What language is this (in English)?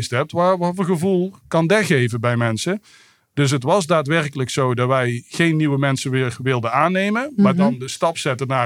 Dutch